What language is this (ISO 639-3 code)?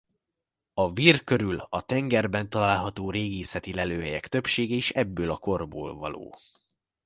hun